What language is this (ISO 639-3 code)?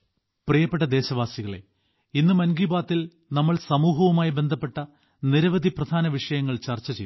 mal